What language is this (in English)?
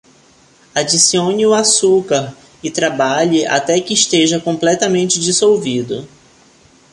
Portuguese